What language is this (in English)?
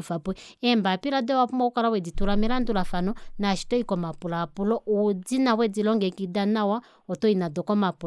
Kuanyama